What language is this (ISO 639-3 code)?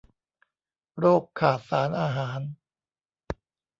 tha